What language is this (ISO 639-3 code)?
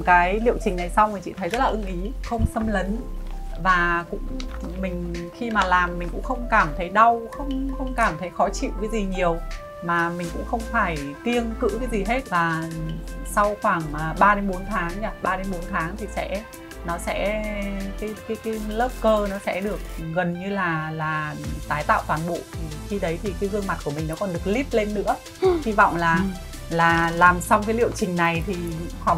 vie